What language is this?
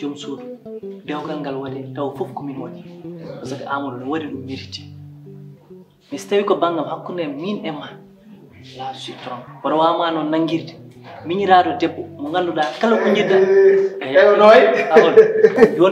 Indonesian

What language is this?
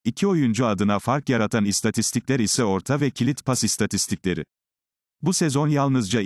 Turkish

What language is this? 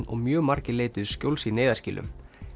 Icelandic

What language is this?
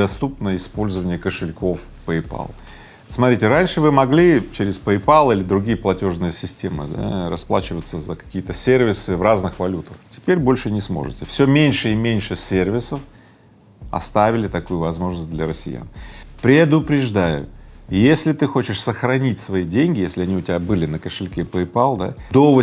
Russian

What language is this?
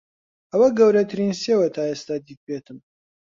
Central Kurdish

